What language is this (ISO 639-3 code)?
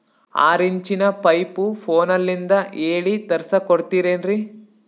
kan